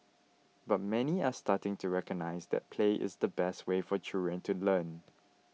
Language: English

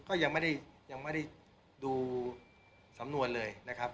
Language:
Thai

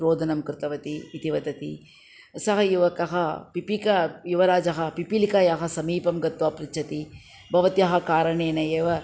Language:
Sanskrit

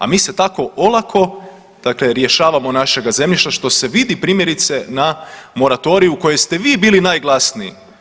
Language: Croatian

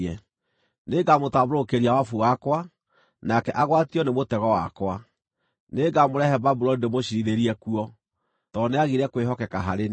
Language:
Kikuyu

